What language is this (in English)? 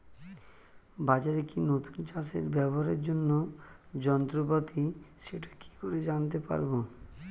Bangla